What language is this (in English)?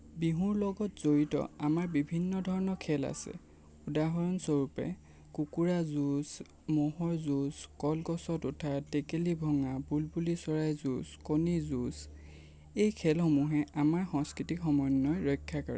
Assamese